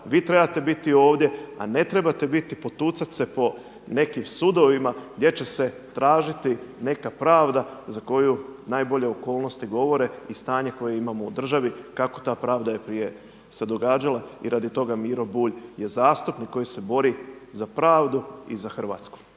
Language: Croatian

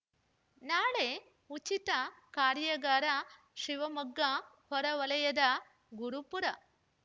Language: Kannada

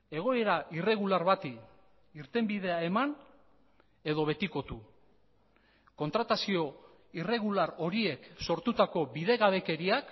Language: Basque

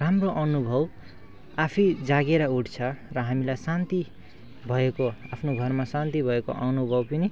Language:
Nepali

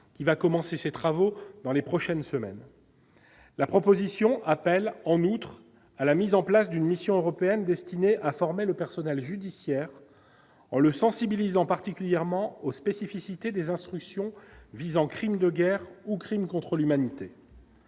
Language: French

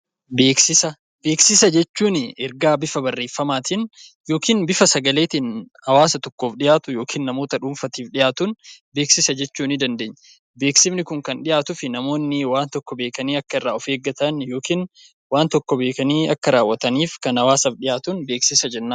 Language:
Oromo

